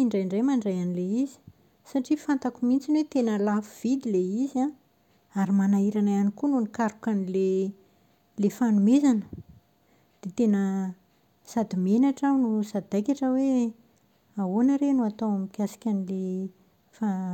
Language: Malagasy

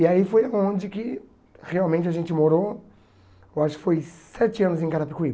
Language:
Portuguese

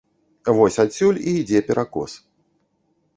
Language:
Belarusian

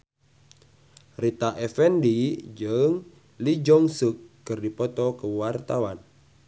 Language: Sundanese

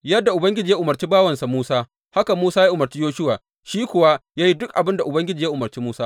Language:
Hausa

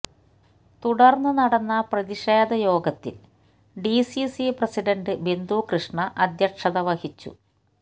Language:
Malayalam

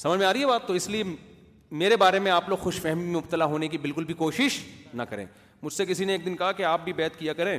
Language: Urdu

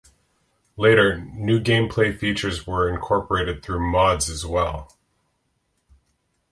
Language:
English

